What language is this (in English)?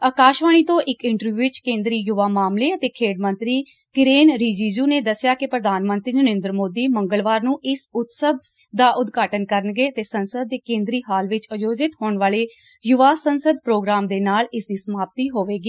Punjabi